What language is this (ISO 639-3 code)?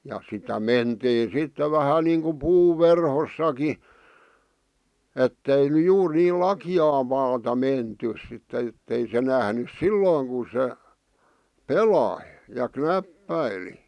fin